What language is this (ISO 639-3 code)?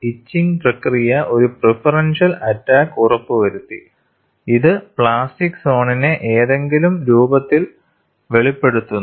mal